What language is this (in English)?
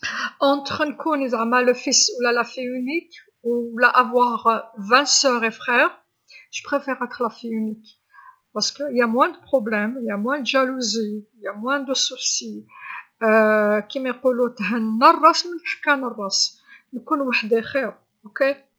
Algerian Arabic